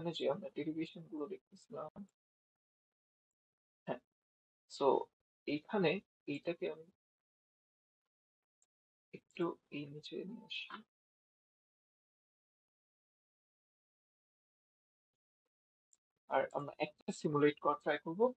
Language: Bangla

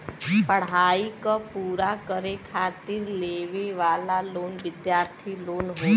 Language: Bhojpuri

